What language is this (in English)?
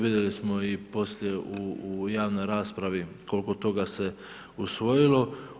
Croatian